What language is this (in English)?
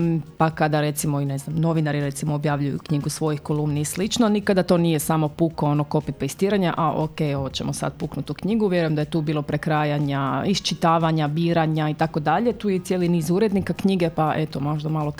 Croatian